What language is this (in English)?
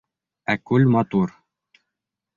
Bashkir